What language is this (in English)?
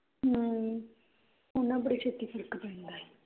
Punjabi